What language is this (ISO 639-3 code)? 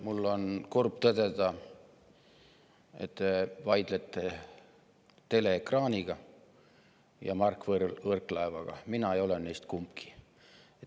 est